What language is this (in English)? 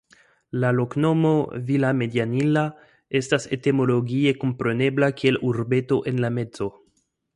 Esperanto